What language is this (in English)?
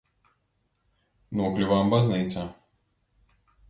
Latvian